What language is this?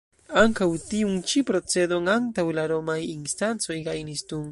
Esperanto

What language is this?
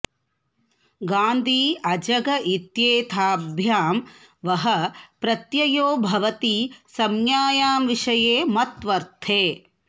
Sanskrit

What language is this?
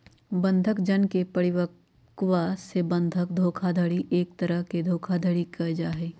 Magahi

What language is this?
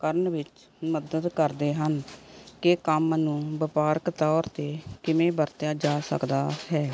Punjabi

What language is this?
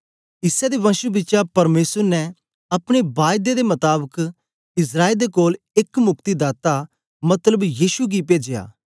Dogri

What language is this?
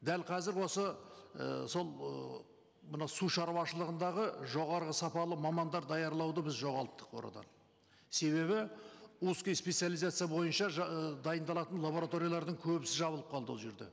Kazakh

